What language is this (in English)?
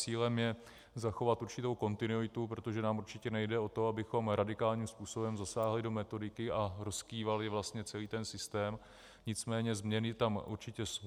Czech